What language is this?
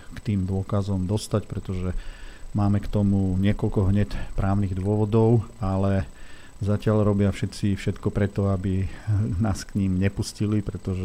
Slovak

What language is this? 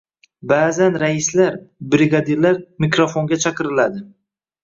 Uzbek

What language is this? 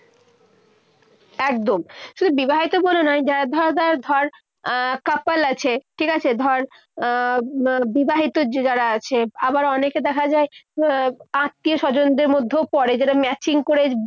Bangla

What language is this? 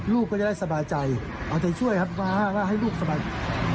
Thai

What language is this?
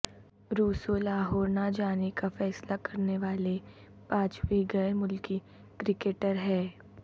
Urdu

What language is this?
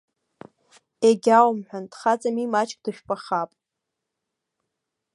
Abkhazian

